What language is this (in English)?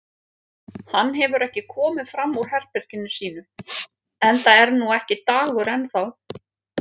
Icelandic